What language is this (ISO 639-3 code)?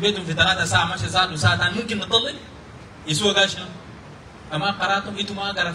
ara